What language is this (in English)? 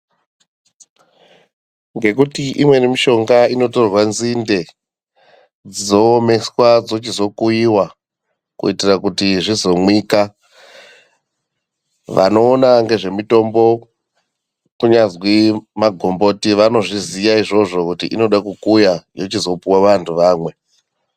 Ndau